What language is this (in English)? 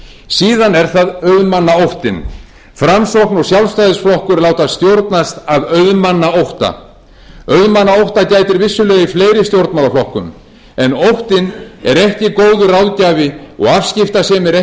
Icelandic